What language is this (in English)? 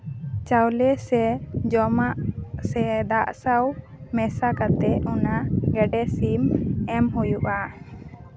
Santali